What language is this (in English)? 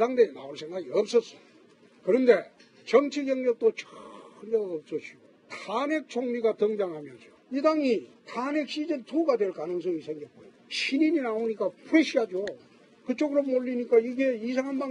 Korean